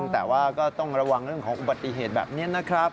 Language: Thai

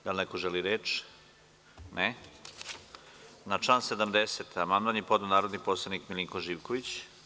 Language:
Serbian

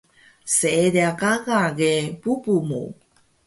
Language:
Taroko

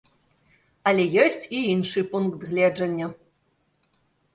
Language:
Belarusian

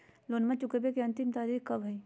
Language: Magahi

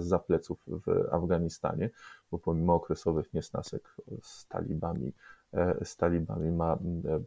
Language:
Polish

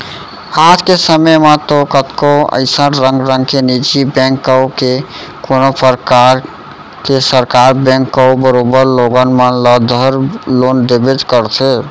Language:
Chhattisgarhi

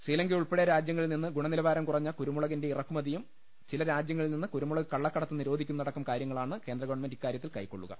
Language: Malayalam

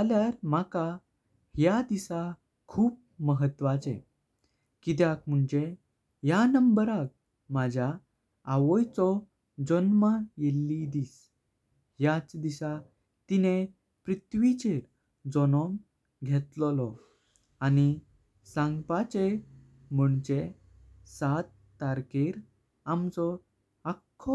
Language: Konkani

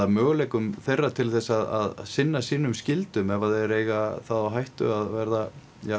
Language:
Icelandic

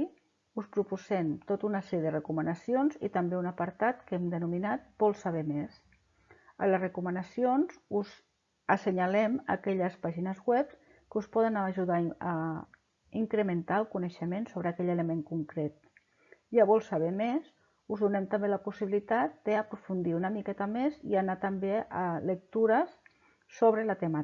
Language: Catalan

